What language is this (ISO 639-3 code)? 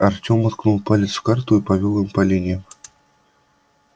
rus